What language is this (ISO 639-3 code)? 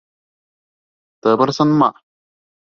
bak